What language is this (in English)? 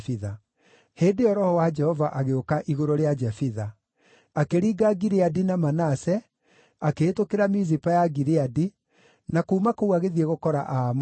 Kikuyu